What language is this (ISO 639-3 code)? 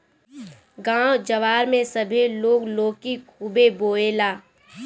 bho